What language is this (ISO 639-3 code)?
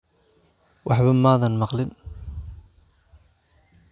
som